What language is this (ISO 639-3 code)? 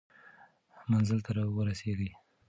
pus